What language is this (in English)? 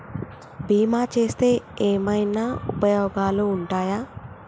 Telugu